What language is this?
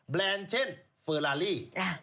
Thai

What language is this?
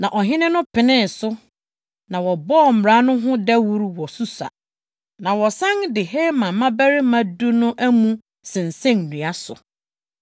Akan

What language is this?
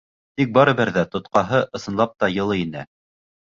Bashkir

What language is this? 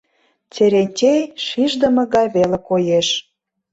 Mari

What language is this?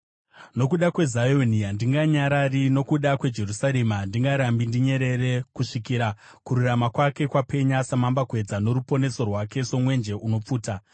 Shona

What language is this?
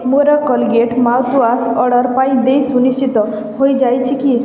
Odia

